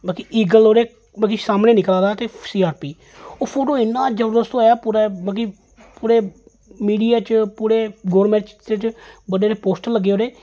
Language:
Dogri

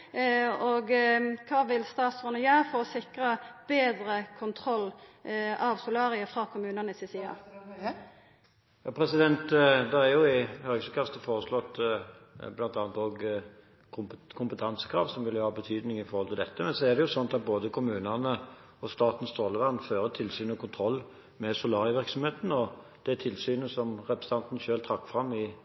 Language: Norwegian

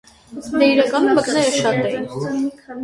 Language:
Armenian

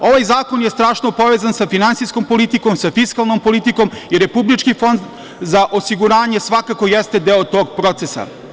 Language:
Serbian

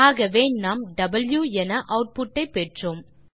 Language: Tamil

